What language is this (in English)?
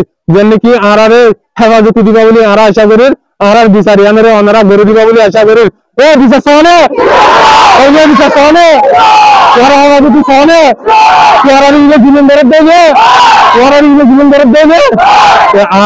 Turkish